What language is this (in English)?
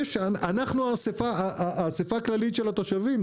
Hebrew